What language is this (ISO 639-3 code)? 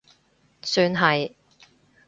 yue